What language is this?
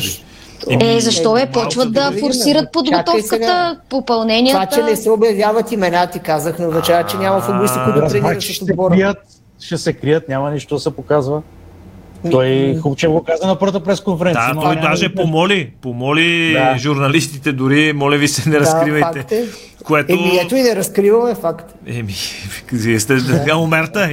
Bulgarian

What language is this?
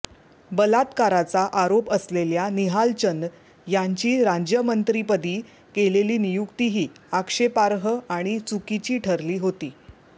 Marathi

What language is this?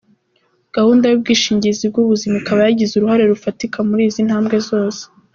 Kinyarwanda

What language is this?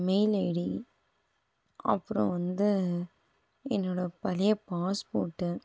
Tamil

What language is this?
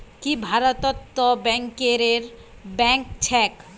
Magahi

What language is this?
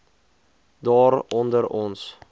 Afrikaans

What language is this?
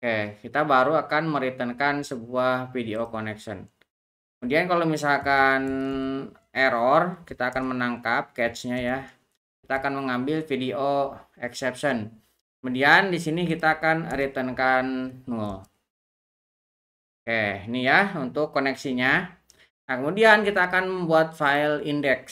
Indonesian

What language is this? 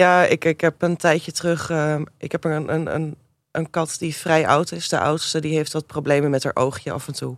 Dutch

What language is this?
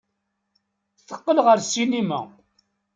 Kabyle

